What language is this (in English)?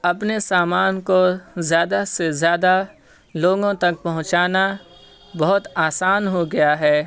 Urdu